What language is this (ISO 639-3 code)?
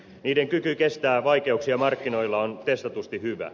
fin